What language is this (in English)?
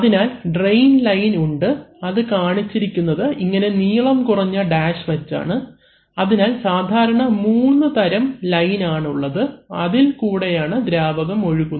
Malayalam